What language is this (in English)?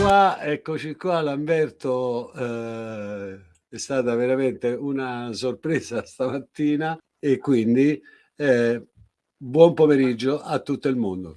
Italian